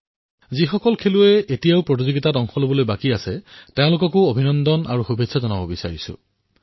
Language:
Assamese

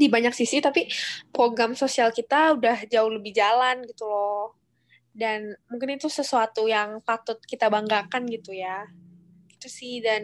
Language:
Indonesian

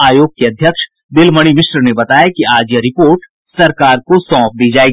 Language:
Hindi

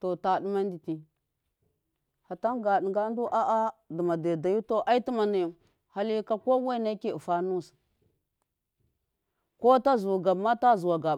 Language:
Miya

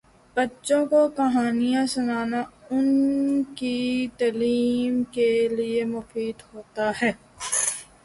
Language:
Urdu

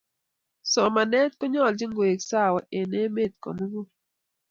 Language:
Kalenjin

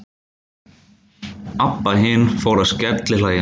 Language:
Icelandic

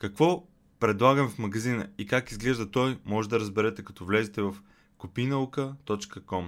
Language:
Bulgarian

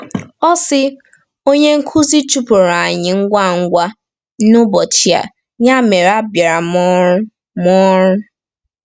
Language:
Igbo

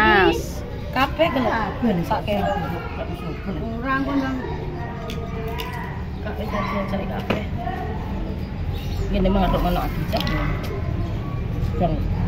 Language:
Indonesian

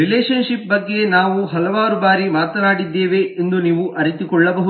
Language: Kannada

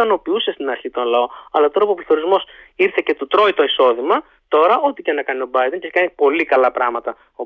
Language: Greek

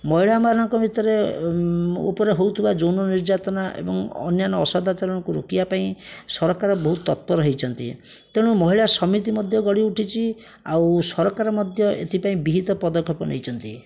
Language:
Odia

